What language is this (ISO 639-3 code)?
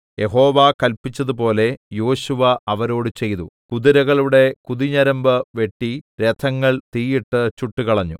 mal